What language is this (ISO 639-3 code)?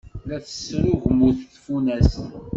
kab